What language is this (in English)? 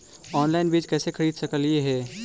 Magahi